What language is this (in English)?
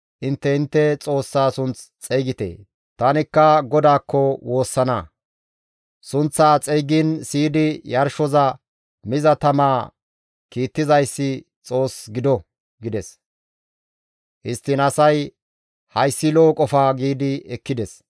Gamo